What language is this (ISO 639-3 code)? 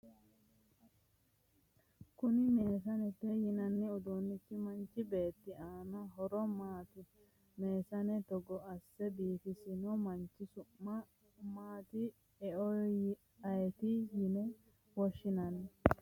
sid